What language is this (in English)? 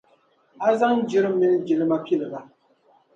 Dagbani